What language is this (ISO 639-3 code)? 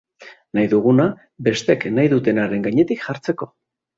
eus